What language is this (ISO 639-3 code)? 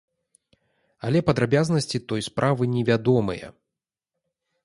bel